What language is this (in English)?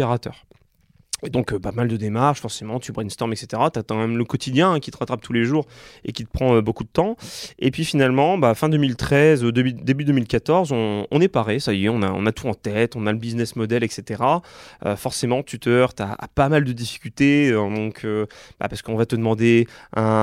French